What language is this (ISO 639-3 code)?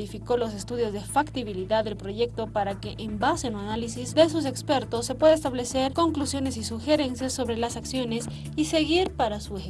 spa